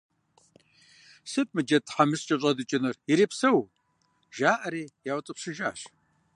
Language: Kabardian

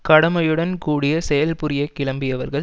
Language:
Tamil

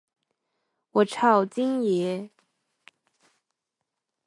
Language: Chinese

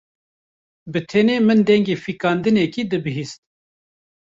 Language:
Kurdish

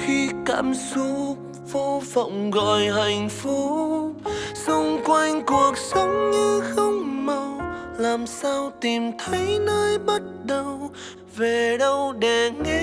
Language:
Vietnamese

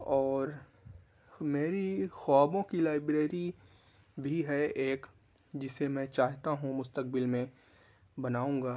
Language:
Urdu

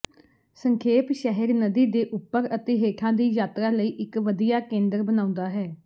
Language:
Punjabi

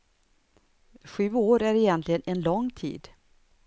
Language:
Swedish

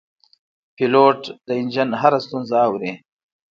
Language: Pashto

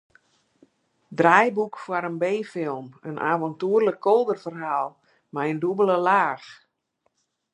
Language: Western Frisian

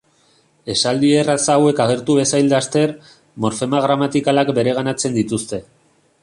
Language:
Basque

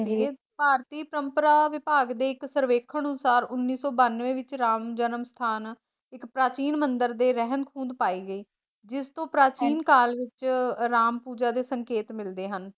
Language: Punjabi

